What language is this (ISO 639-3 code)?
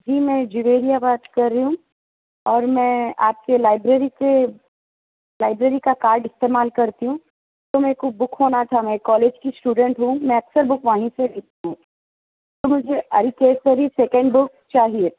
urd